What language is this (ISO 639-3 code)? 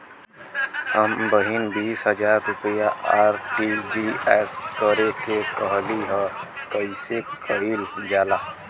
bho